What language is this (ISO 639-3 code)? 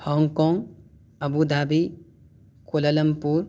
urd